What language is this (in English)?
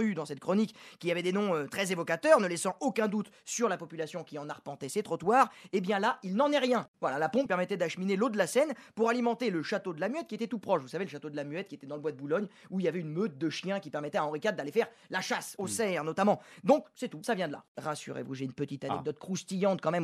French